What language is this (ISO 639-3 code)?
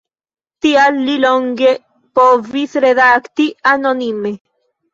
epo